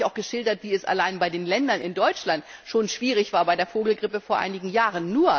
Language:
German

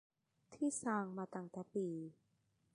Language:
Thai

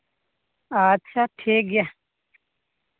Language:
Santali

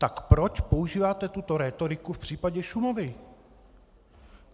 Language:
Czech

